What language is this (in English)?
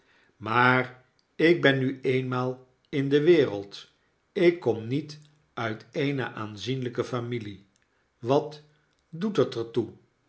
Dutch